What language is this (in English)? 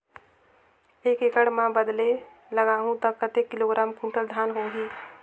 Chhattisgarhi